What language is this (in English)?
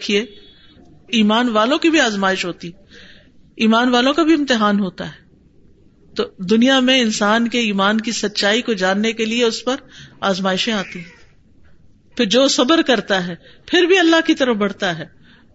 Urdu